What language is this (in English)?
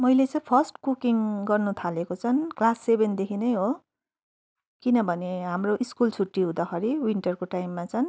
Nepali